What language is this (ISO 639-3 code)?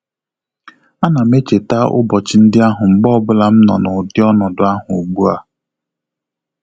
ibo